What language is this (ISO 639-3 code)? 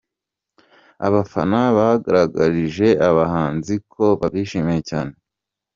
kin